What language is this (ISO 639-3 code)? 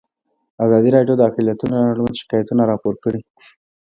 pus